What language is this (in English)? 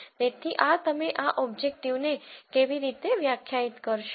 Gujarati